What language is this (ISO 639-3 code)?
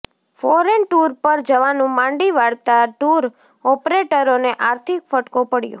guj